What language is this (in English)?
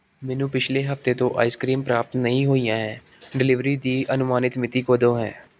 Punjabi